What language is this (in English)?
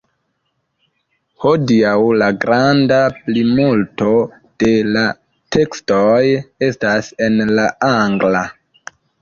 Esperanto